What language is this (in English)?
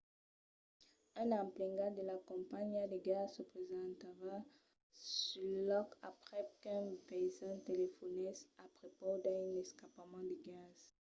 Occitan